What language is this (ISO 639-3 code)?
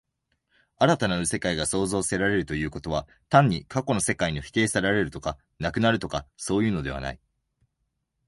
jpn